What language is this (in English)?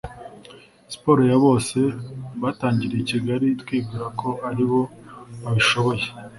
Kinyarwanda